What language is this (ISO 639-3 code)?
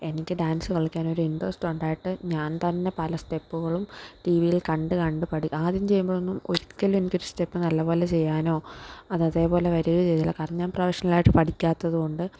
mal